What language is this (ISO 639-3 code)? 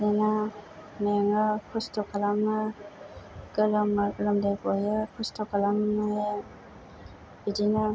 brx